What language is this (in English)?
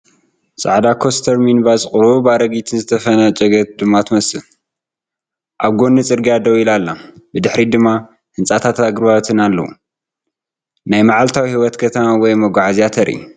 Tigrinya